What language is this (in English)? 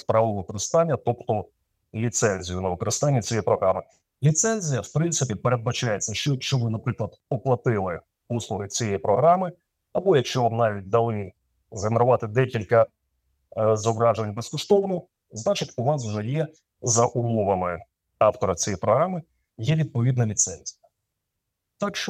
Ukrainian